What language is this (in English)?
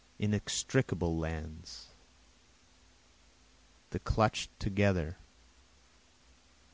English